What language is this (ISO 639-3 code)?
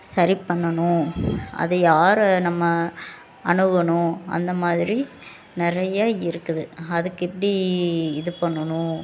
tam